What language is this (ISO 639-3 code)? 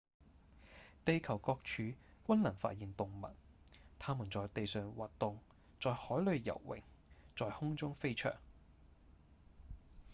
yue